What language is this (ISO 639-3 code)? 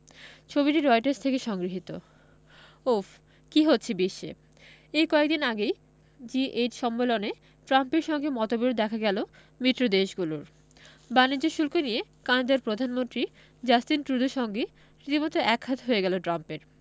ben